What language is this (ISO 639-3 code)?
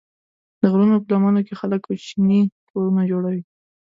pus